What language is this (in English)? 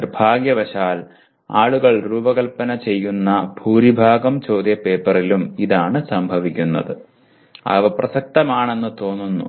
Malayalam